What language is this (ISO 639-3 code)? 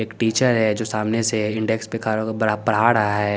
hin